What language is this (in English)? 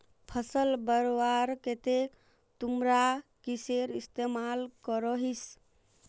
Magahi